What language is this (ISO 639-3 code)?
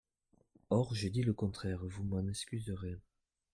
fra